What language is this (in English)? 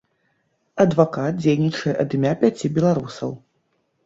Belarusian